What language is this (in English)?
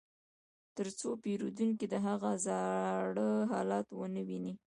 Pashto